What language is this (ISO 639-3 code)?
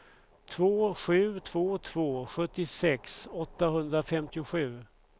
swe